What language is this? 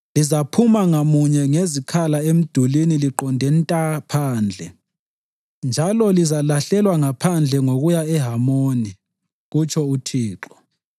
North Ndebele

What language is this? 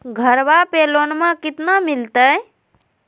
Magahi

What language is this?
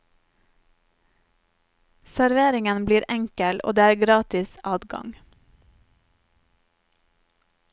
Norwegian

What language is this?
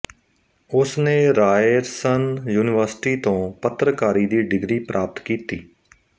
Punjabi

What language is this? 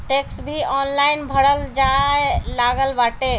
Bhojpuri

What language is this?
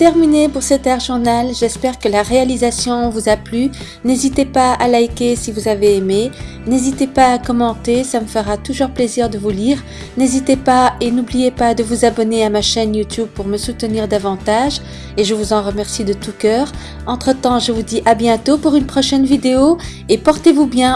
French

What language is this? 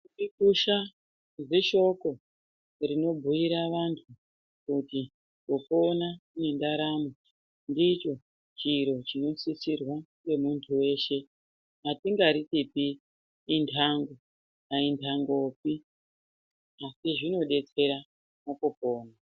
Ndau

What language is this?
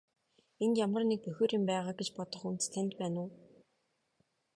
Mongolian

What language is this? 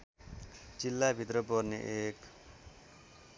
Nepali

